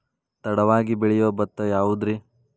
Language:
Kannada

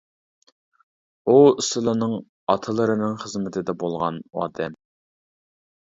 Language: Uyghur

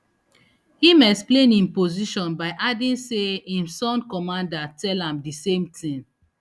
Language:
Nigerian Pidgin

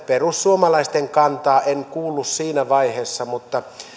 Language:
Finnish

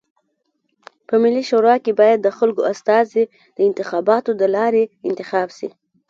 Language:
Pashto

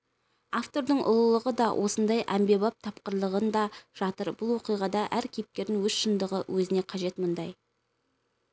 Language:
Kazakh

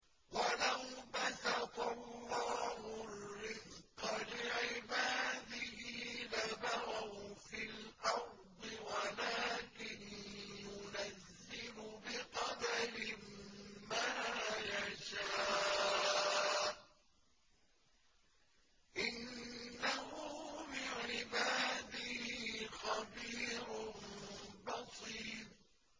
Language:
Arabic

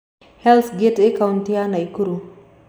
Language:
Kikuyu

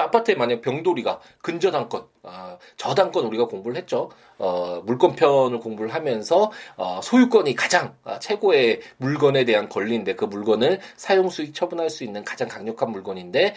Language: Korean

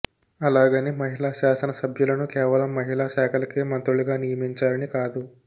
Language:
Telugu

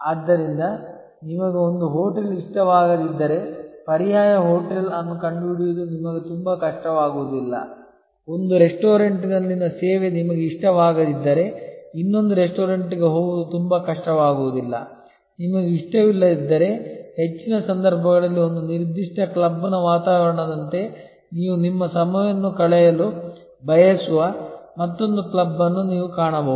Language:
Kannada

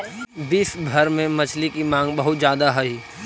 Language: Magahi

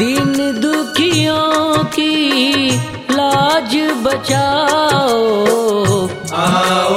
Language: Hindi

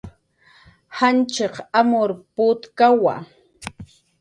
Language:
Jaqaru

